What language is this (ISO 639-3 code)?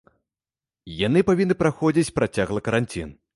bel